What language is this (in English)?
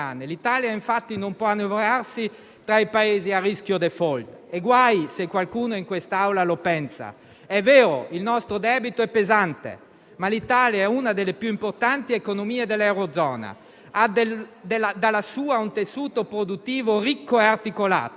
Italian